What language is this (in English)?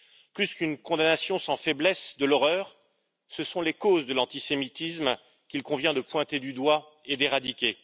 French